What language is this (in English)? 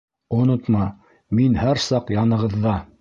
Bashkir